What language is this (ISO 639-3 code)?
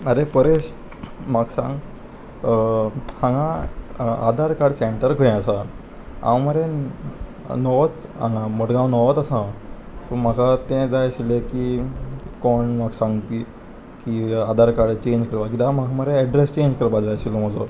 kok